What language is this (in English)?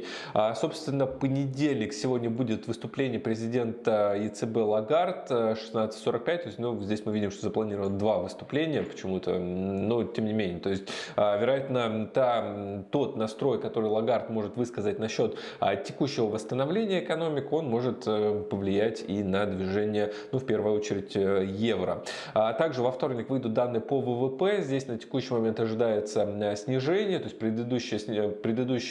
Russian